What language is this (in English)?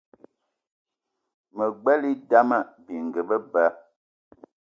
Eton (Cameroon)